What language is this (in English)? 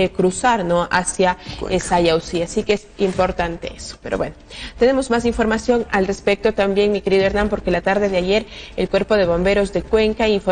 Spanish